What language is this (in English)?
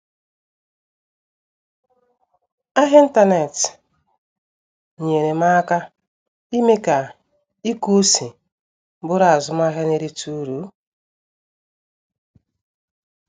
Igbo